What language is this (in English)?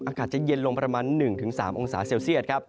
Thai